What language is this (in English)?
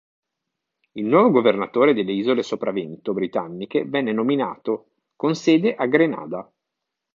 Italian